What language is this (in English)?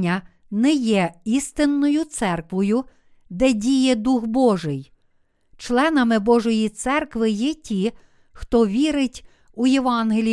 Ukrainian